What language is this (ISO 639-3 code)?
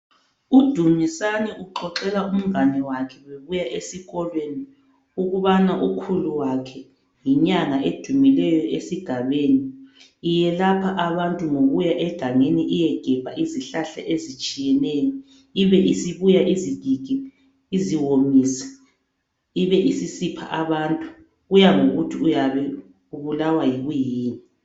nde